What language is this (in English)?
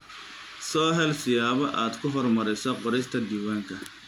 Somali